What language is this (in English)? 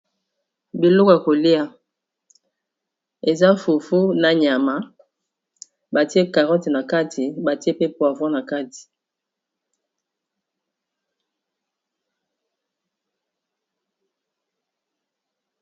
Lingala